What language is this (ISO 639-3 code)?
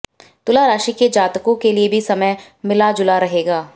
hin